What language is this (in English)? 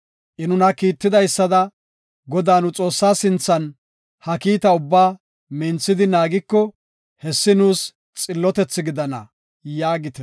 Gofa